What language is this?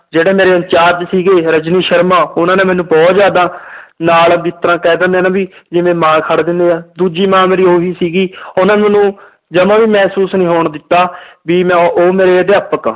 Punjabi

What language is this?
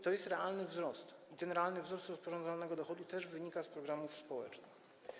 Polish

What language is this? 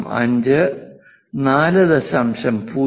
Malayalam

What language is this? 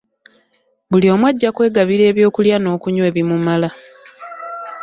Ganda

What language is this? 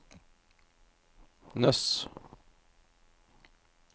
Norwegian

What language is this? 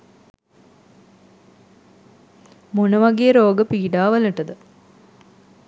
Sinhala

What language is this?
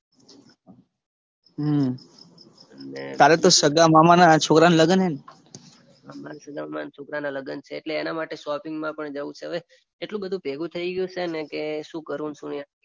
Gujarati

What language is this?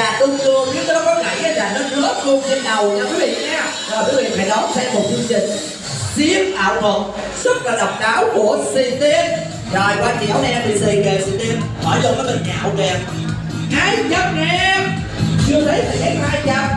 Vietnamese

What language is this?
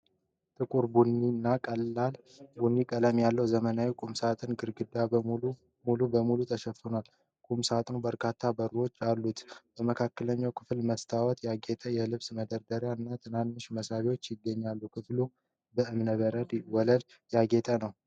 Amharic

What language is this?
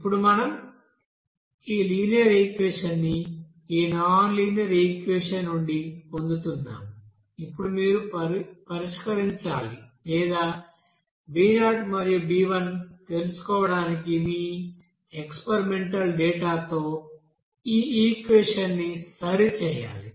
Telugu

